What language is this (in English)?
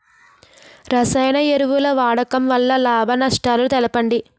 Telugu